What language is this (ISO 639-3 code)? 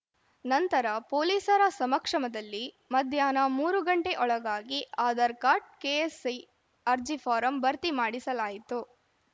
kan